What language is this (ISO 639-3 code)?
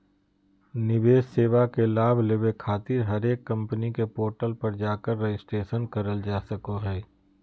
mag